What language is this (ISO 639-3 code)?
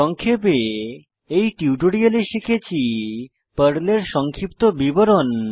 ben